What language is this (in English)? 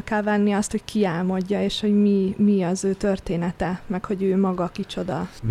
Hungarian